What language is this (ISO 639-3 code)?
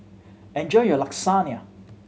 eng